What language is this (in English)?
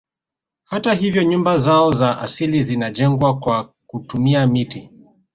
Swahili